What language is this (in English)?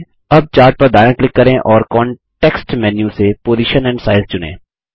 Hindi